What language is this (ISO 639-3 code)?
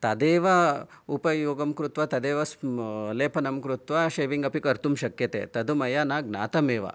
san